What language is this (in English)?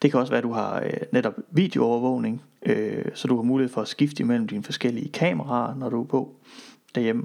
Danish